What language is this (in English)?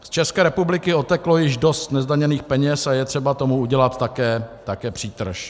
Czech